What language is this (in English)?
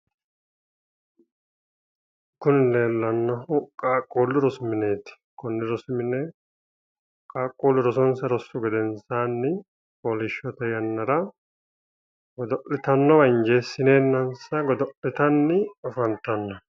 Sidamo